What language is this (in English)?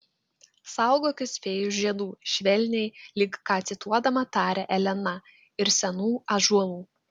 Lithuanian